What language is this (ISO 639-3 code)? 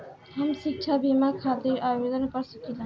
bho